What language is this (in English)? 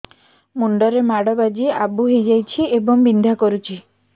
Odia